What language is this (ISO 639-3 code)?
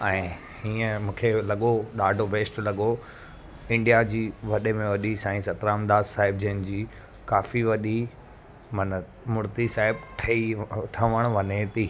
snd